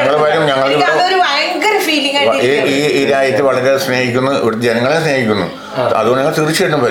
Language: Malayalam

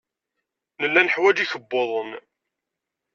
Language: Kabyle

